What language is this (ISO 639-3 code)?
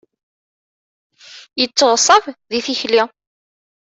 kab